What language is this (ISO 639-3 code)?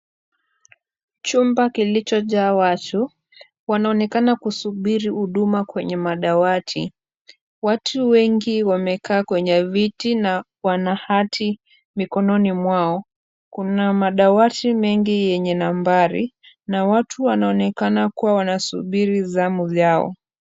swa